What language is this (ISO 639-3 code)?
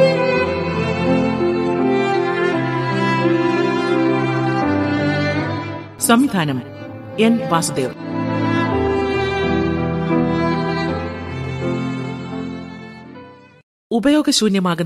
mal